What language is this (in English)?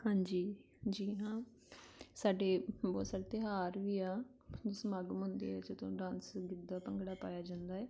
Punjabi